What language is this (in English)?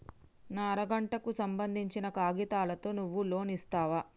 Telugu